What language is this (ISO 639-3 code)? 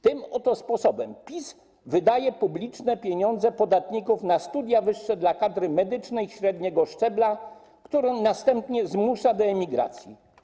pol